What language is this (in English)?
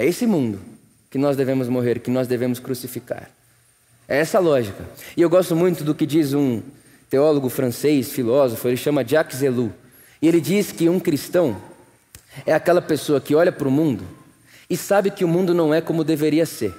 Portuguese